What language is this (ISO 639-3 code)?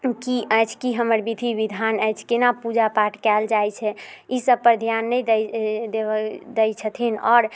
mai